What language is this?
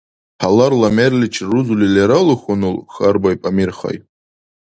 Dargwa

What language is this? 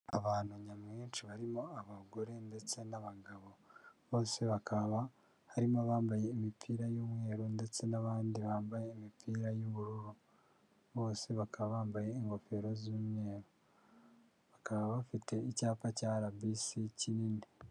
Kinyarwanda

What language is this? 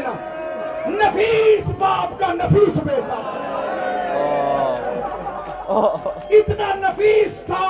Urdu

